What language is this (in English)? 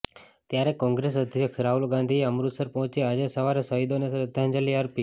Gujarati